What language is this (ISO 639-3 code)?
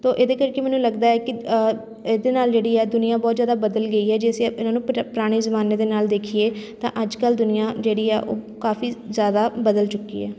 pan